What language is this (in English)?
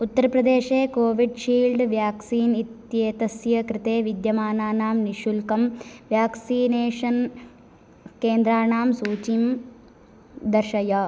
Sanskrit